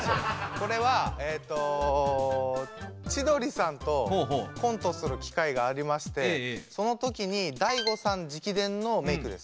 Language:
Japanese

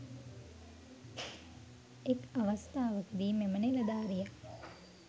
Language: Sinhala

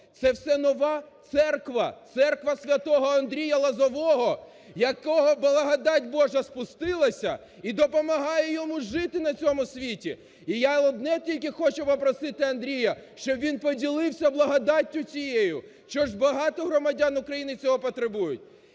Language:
Ukrainian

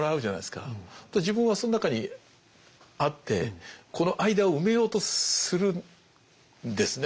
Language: Japanese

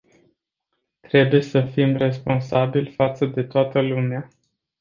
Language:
Romanian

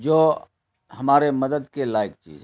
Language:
Urdu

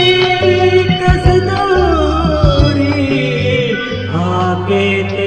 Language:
Hindi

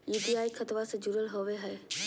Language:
Magahi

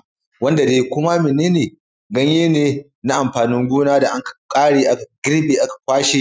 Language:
Hausa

